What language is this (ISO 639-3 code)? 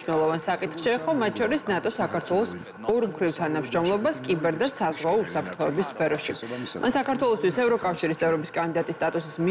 ron